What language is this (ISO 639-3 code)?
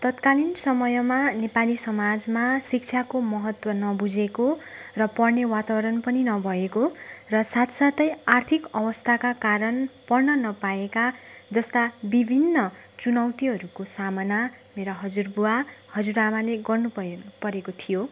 nep